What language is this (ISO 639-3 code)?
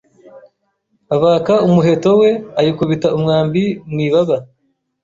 kin